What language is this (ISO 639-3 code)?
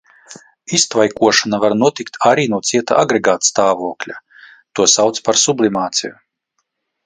lav